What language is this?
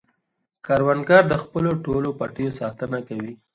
Pashto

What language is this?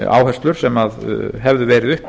Icelandic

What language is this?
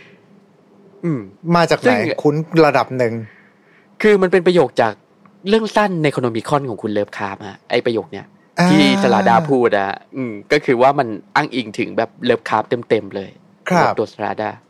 Thai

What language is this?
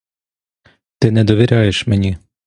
Ukrainian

